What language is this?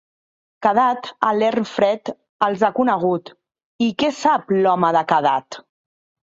Catalan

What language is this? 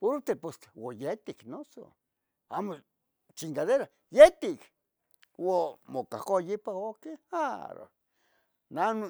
Tetelcingo Nahuatl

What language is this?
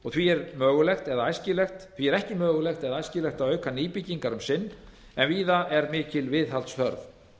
Icelandic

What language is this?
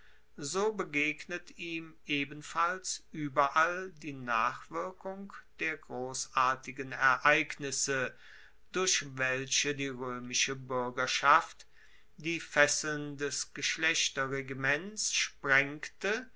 German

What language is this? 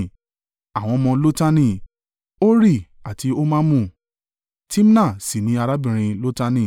Yoruba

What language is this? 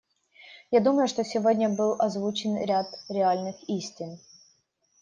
Russian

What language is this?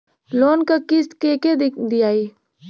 Bhojpuri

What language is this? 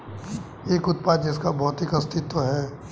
Hindi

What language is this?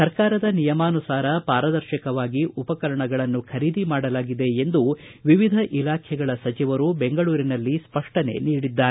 Kannada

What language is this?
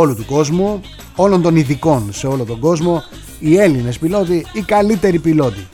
Greek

